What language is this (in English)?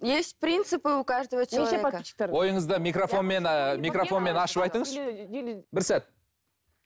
Kazakh